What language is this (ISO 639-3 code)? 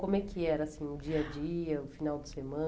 por